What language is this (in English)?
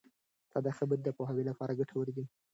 Pashto